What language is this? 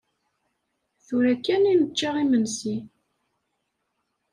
Kabyle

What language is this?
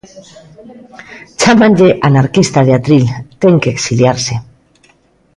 Galician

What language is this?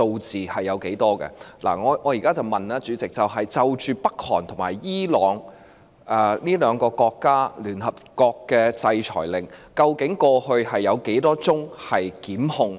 Cantonese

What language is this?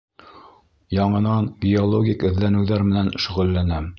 Bashkir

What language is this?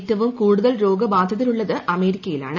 Malayalam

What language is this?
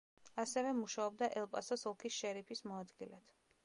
Georgian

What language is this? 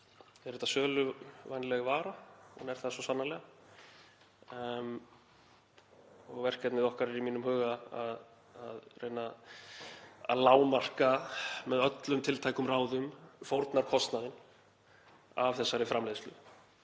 Icelandic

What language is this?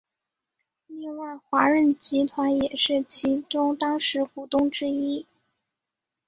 Chinese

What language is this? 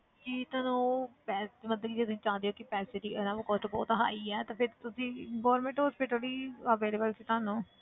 Punjabi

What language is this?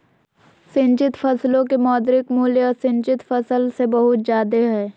Magahi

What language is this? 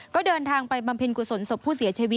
Thai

